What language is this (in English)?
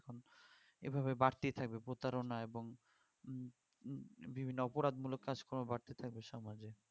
Bangla